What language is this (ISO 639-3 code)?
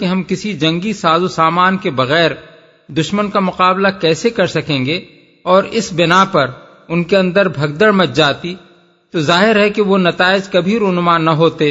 urd